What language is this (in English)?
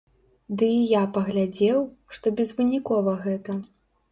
Belarusian